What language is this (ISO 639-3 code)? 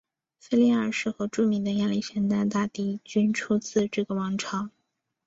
zho